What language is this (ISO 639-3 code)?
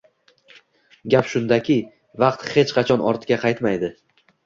uzb